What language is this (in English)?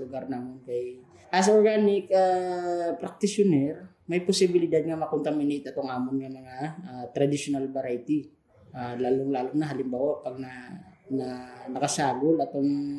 Filipino